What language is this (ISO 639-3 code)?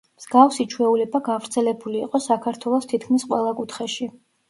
kat